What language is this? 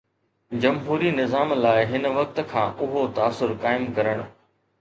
Sindhi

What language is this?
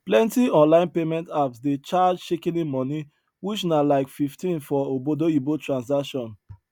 Nigerian Pidgin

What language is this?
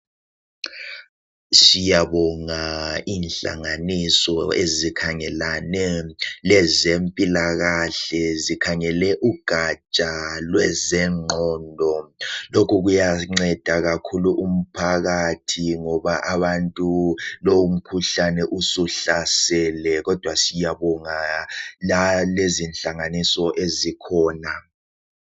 North Ndebele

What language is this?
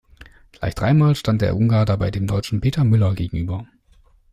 German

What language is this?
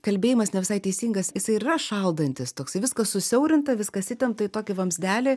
Lithuanian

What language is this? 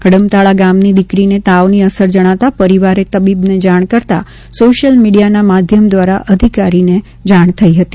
Gujarati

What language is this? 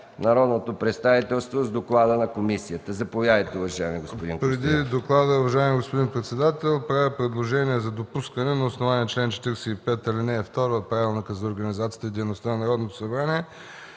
Bulgarian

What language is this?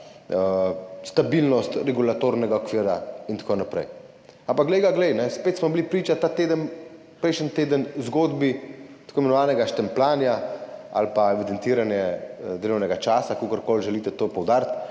Slovenian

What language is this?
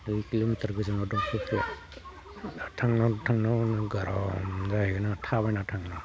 Bodo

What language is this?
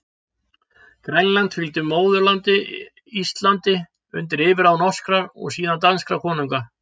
Icelandic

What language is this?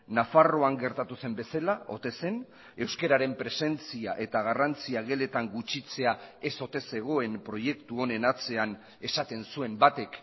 Basque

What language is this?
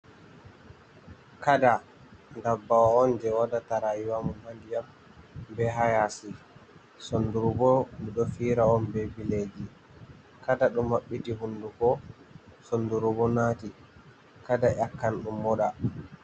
Fula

